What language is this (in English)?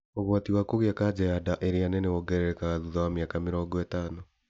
Kikuyu